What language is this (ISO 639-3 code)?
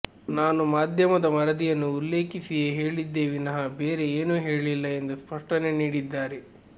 kan